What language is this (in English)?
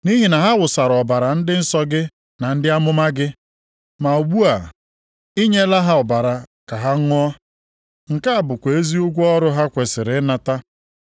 Igbo